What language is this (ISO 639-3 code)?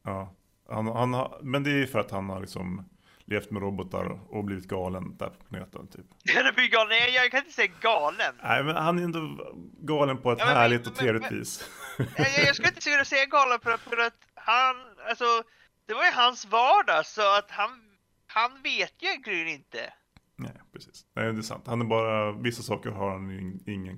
swe